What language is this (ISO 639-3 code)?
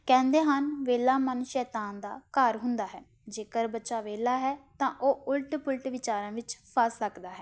pan